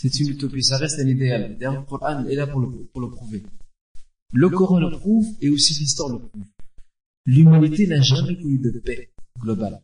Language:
French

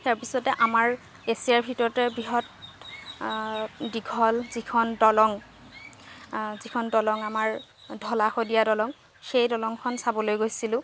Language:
Assamese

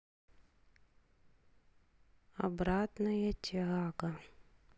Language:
Russian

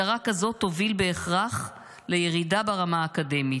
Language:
Hebrew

